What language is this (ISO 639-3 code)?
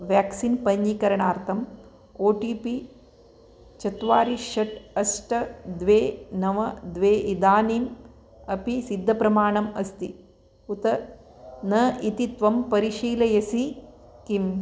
san